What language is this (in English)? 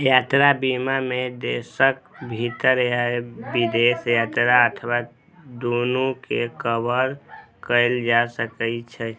Maithili